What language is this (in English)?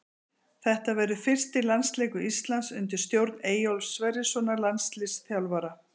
Icelandic